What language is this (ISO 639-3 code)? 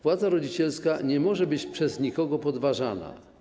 pol